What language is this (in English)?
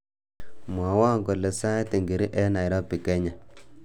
Kalenjin